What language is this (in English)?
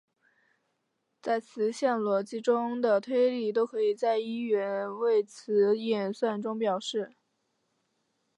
Chinese